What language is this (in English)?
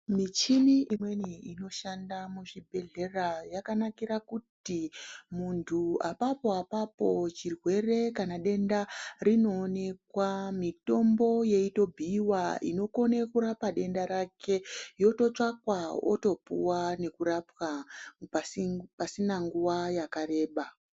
Ndau